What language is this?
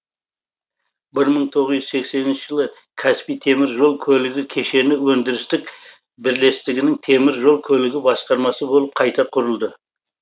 Kazakh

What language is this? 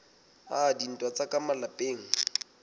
Southern Sotho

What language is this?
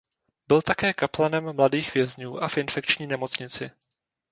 Czech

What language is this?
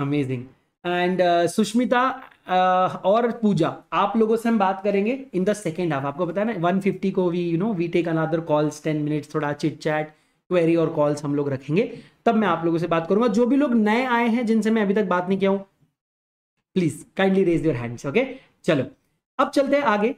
Hindi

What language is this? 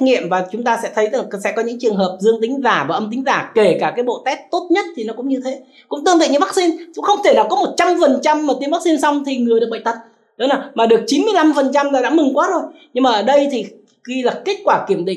Vietnamese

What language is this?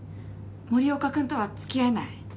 Japanese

